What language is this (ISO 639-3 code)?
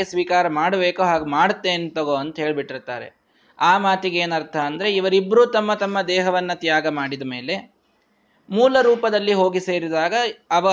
kan